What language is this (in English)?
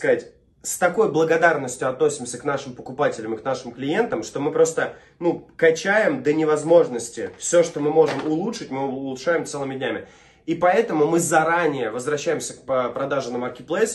Russian